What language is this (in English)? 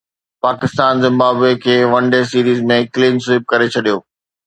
Sindhi